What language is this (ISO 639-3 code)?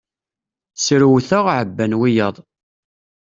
kab